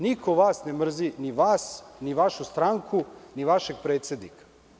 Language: Serbian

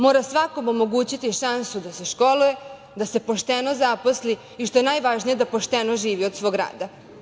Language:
Serbian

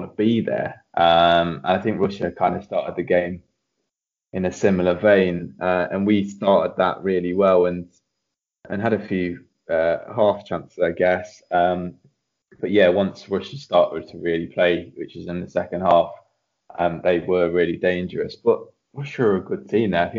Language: English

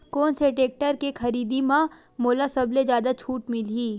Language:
Chhattisgarhi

